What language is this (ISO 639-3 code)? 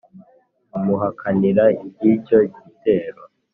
kin